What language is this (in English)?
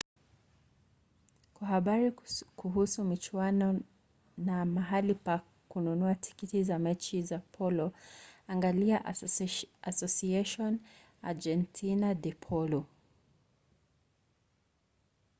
Swahili